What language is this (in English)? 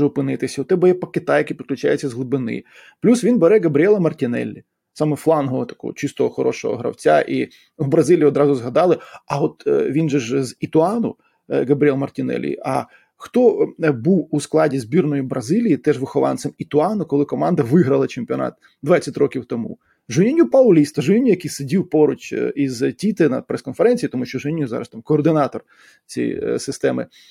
Ukrainian